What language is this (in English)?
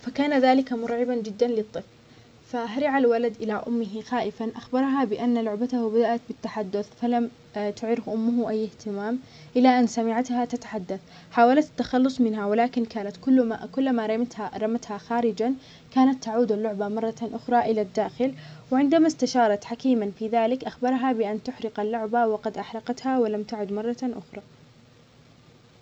Omani Arabic